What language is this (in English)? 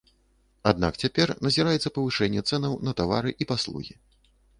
Belarusian